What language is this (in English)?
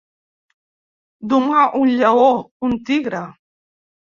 Catalan